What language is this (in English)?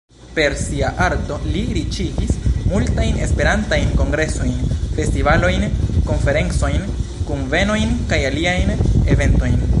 Esperanto